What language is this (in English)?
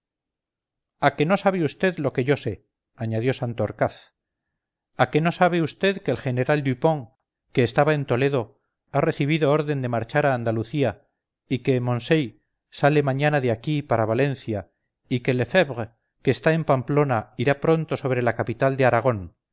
Spanish